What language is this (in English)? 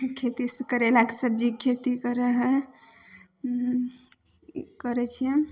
Maithili